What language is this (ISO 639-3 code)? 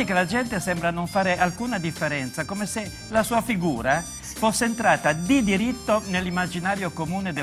ita